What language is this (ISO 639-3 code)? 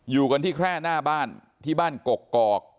tha